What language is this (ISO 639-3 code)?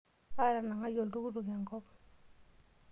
mas